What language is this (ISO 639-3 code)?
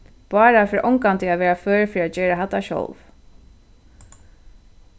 fao